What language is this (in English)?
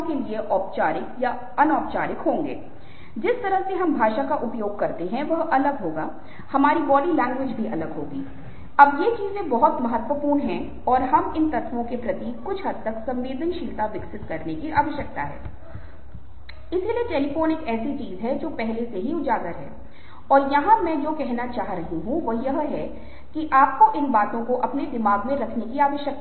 Hindi